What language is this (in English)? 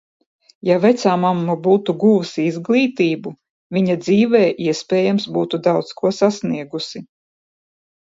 Latvian